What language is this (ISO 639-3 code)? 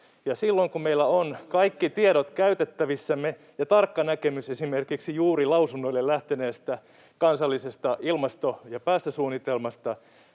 fin